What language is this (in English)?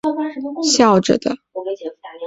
Chinese